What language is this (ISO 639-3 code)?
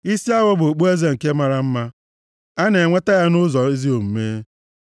ibo